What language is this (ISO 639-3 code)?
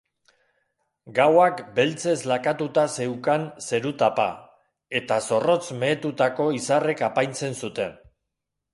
eus